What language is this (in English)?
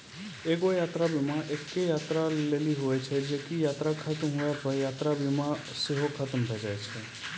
Maithili